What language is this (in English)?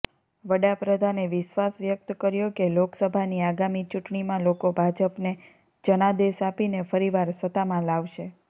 Gujarati